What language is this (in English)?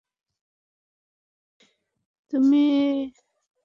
Bangla